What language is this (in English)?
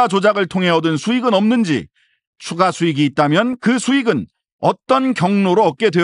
Korean